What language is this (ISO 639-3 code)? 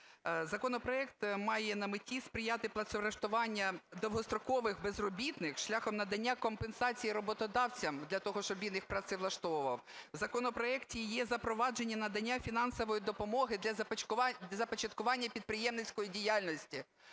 ukr